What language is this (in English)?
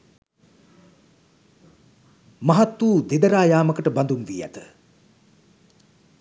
Sinhala